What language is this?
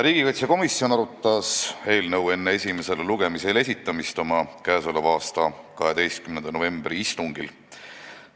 Estonian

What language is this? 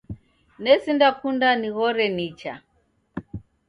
Taita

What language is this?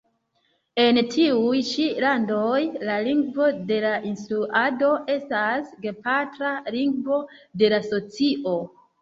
Esperanto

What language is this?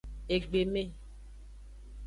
Aja (Benin)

